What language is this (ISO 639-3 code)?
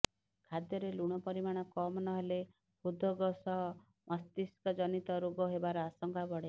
ori